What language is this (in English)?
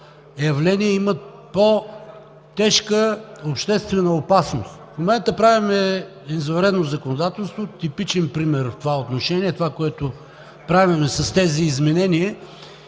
Bulgarian